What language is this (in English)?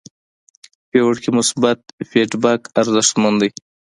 Pashto